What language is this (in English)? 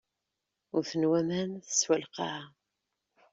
Kabyle